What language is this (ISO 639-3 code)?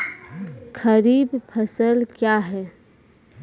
mai